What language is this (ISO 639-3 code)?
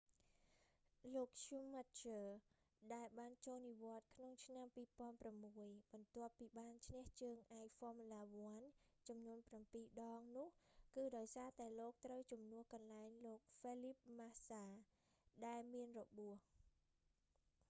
khm